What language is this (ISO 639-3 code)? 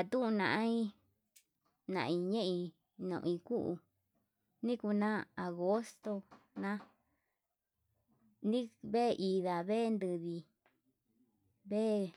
mab